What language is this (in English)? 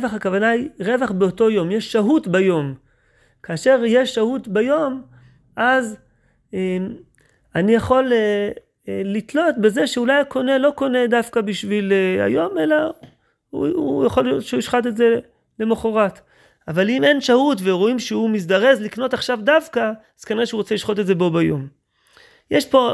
Hebrew